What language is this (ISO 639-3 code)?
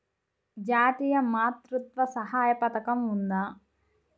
tel